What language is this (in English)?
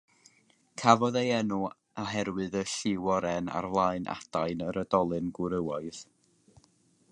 Welsh